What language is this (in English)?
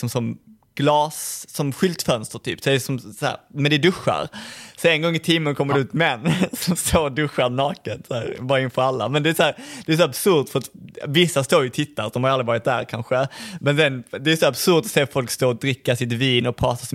Swedish